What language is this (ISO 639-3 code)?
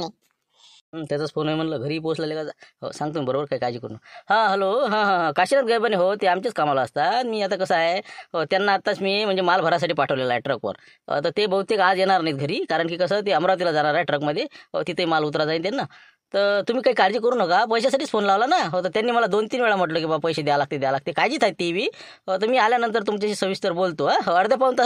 mar